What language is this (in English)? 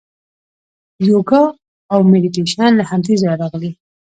Pashto